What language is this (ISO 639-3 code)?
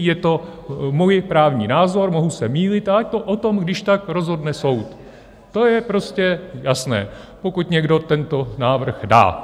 ces